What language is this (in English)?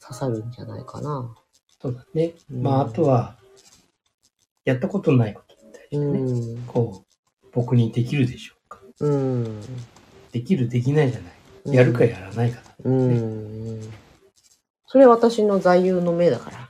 Japanese